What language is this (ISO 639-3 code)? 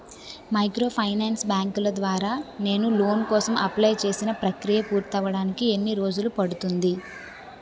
tel